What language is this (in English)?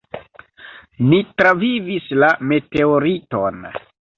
Esperanto